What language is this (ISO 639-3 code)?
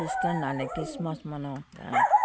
nep